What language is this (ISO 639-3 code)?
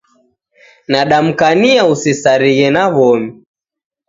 dav